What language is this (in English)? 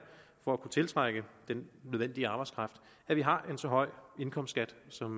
Danish